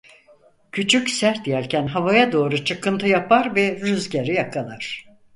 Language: Turkish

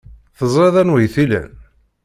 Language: Kabyle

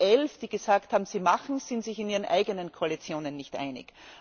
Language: German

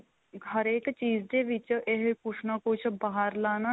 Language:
Punjabi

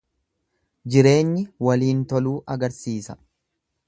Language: Oromo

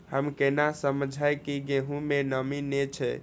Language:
Maithili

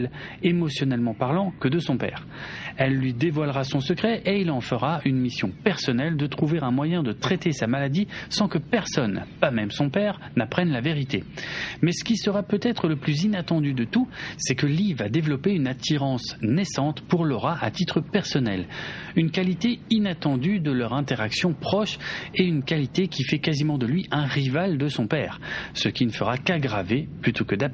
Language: French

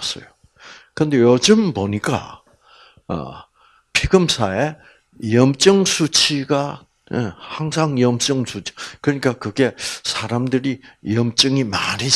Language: Korean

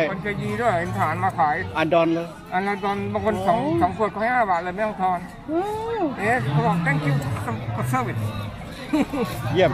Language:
Thai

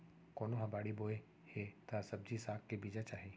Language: Chhattisgarhi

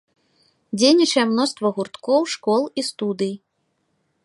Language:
Belarusian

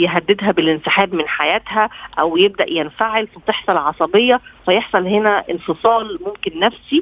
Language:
Arabic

